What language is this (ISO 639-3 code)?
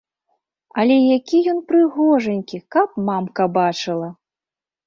bel